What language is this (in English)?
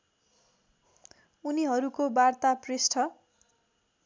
Nepali